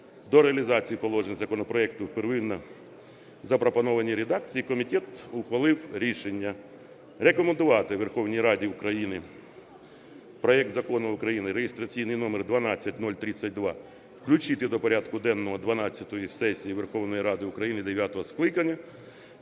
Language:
Ukrainian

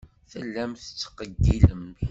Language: Kabyle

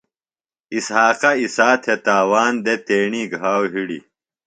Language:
Phalura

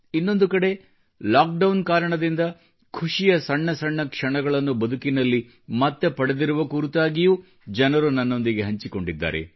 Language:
Kannada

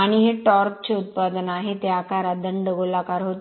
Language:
Marathi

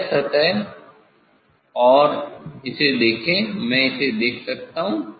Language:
Hindi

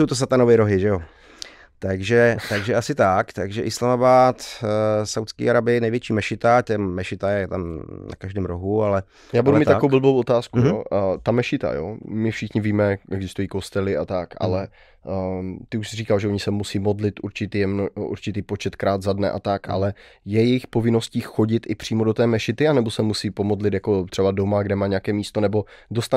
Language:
Czech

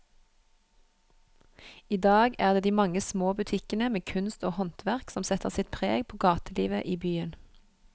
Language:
Norwegian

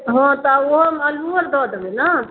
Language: Maithili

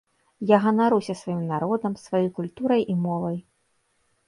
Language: Belarusian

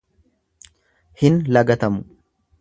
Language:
Oromo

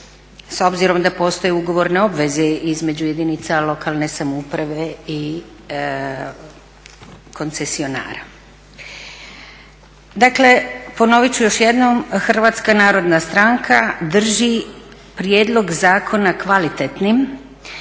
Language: Croatian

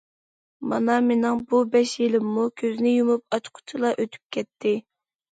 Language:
Uyghur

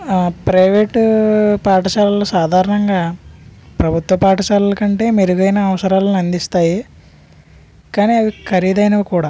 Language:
Telugu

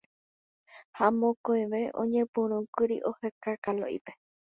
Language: Guarani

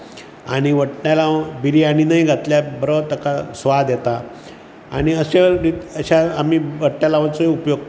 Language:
Konkani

